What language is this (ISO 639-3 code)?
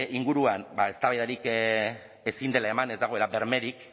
eus